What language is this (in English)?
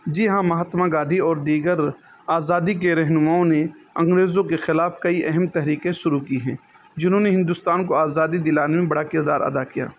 Urdu